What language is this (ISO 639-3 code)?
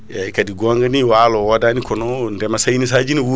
ful